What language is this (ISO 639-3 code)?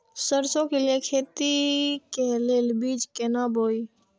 mai